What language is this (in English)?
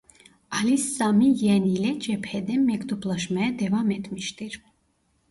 Turkish